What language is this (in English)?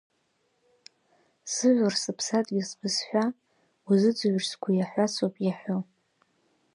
Abkhazian